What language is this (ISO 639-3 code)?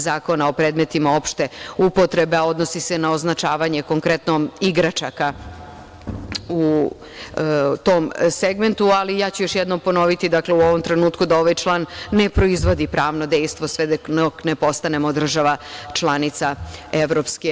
srp